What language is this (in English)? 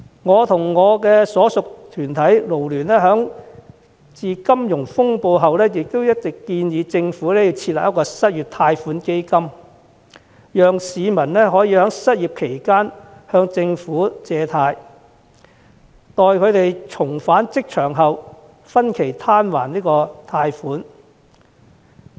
Cantonese